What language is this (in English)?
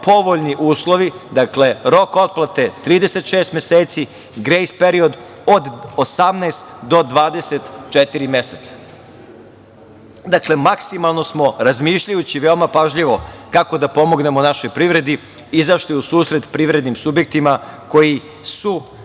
Serbian